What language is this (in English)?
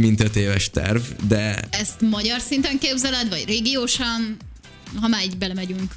Hungarian